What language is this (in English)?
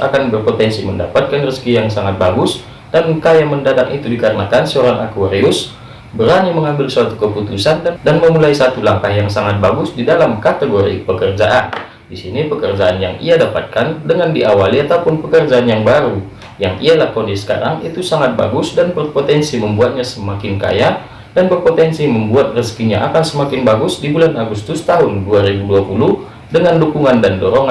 Indonesian